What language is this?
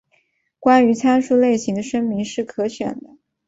Chinese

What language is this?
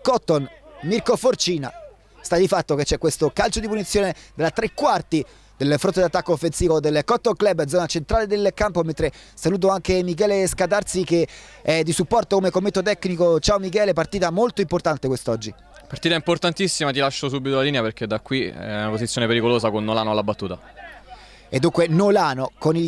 Italian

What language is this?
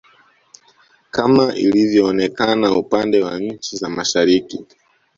Swahili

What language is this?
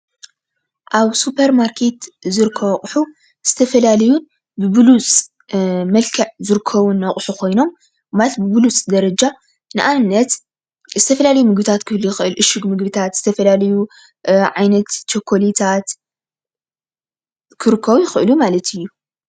Tigrinya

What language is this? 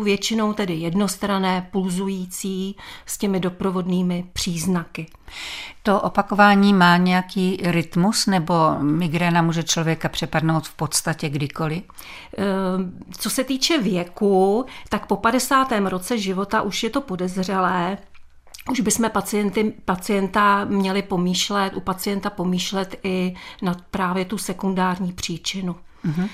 Czech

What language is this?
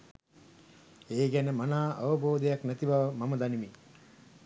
Sinhala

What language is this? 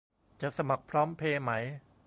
Thai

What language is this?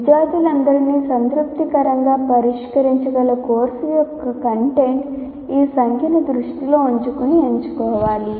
Telugu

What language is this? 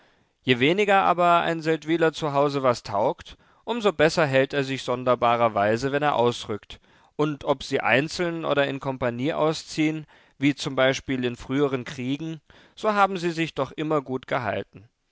German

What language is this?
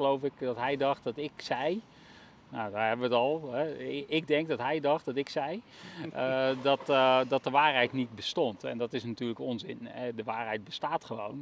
Dutch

